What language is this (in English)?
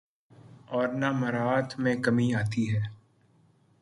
Urdu